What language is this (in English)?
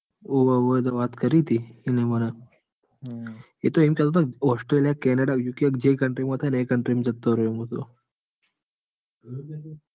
Gujarati